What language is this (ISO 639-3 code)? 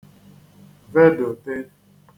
ibo